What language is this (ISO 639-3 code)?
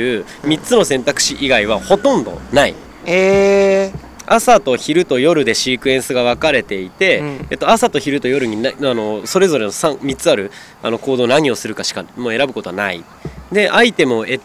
jpn